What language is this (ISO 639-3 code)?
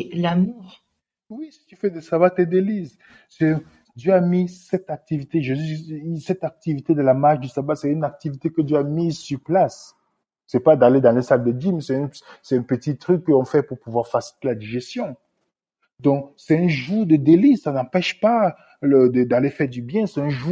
fra